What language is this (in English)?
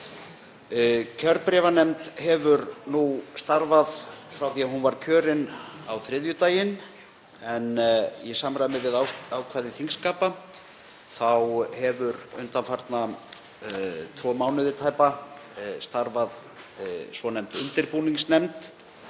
Icelandic